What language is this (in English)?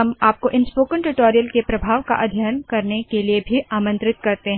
Hindi